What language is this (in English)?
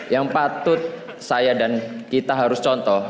Indonesian